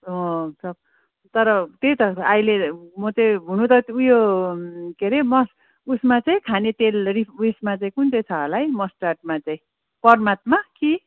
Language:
Nepali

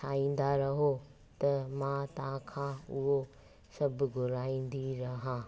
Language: Sindhi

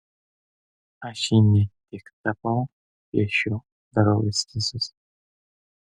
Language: Lithuanian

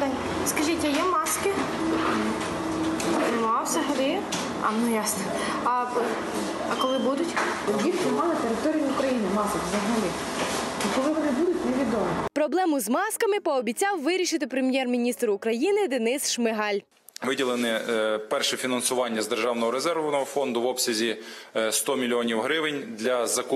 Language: Ukrainian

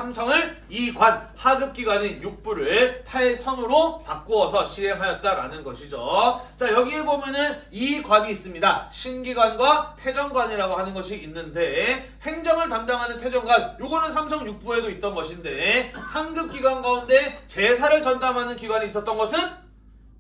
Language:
Korean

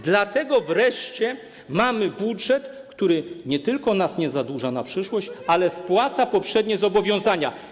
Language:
Polish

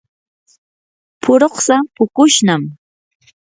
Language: Yanahuanca Pasco Quechua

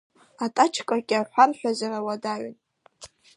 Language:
Abkhazian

